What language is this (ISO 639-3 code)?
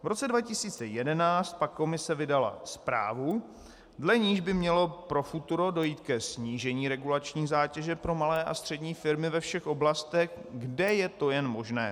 ces